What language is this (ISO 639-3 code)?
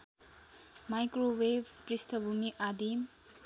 nep